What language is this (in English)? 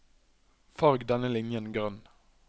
Norwegian